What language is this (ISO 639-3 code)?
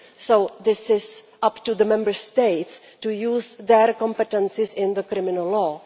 eng